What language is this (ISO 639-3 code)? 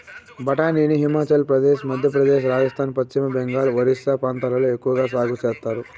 tel